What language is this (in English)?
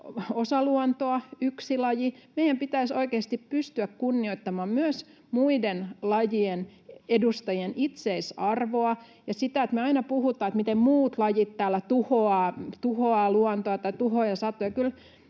Finnish